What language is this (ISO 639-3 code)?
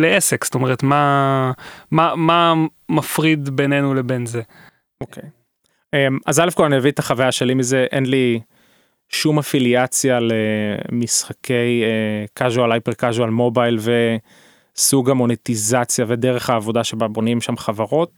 heb